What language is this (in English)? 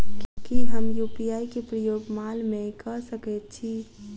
Maithili